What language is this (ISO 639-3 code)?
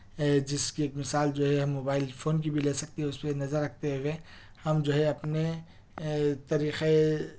urd